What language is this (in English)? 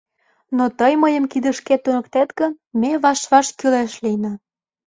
Mari